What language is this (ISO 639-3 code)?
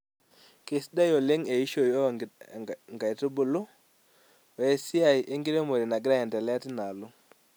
mas